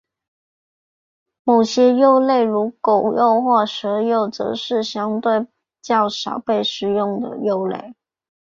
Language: Chinese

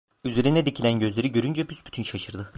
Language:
Turkish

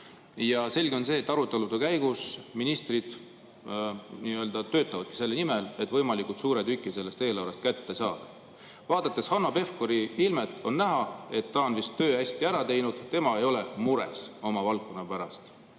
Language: Estonian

